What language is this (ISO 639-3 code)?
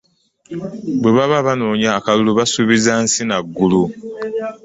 lug